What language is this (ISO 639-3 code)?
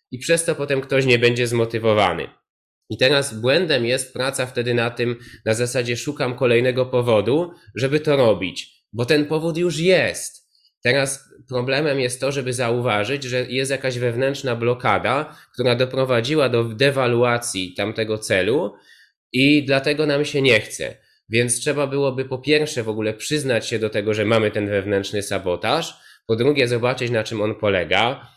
pol